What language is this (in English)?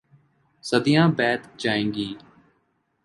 Urdu